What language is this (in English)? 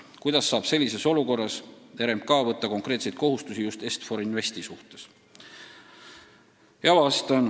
Estonian